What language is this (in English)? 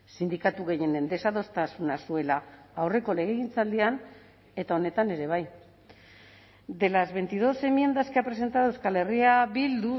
Basque